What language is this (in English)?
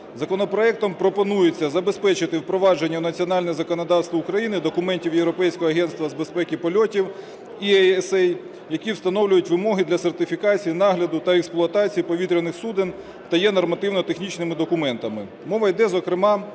Ukrainian